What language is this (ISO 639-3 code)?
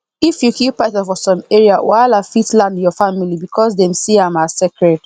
pcm